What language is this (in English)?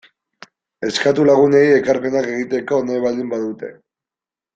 Basque